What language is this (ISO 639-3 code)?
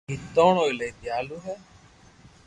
lrk